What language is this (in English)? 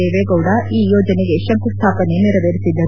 Kannada